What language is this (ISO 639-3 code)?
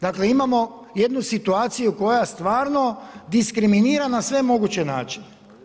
hrv